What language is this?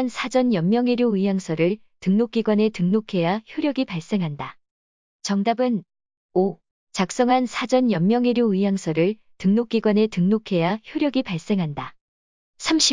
Korean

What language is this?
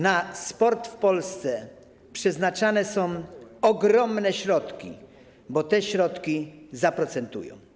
Polish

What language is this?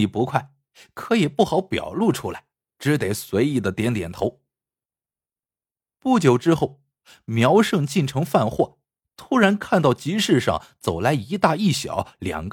Chinese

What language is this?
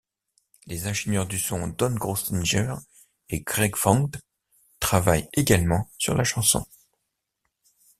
French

